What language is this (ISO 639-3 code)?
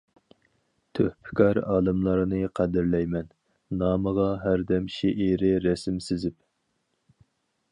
uig